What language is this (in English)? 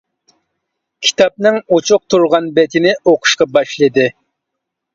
Uyghur